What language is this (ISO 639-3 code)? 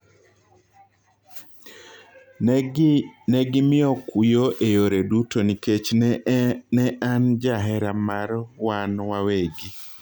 luo